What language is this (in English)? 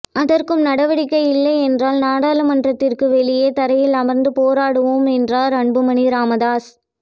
Tamil